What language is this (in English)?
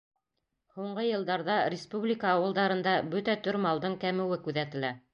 Bashkir